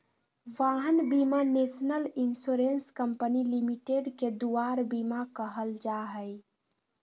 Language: Magahi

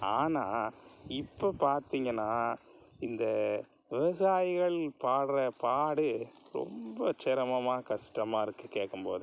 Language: Tamil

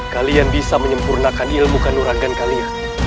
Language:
Indonesian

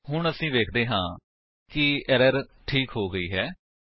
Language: Punjabi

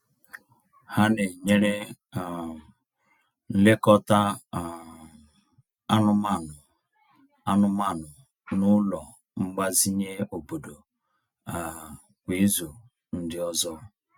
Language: Igbo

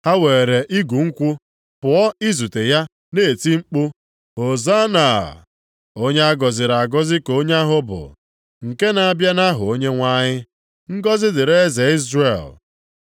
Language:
Igbo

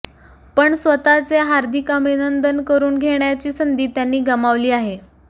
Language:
Marathi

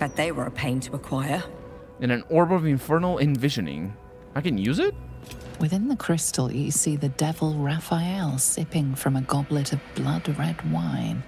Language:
English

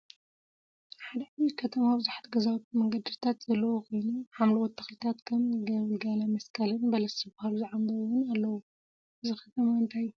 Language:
Tigrinya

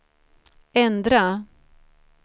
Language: Swedish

